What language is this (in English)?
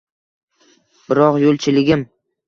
Uzbek